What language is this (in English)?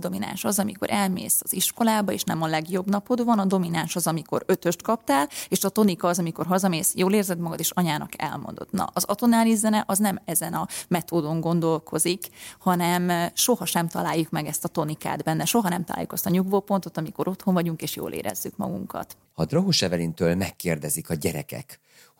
Hungarian